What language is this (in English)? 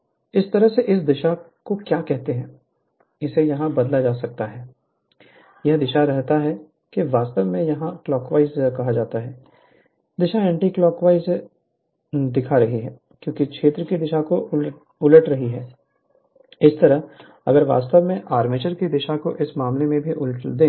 Hindi